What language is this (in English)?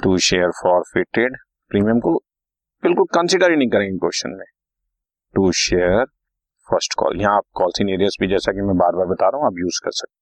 Hindi